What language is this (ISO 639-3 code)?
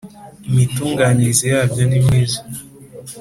kin